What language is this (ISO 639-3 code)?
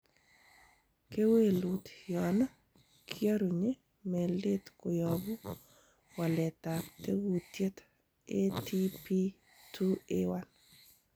kln